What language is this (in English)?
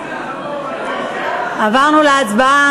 Hebrew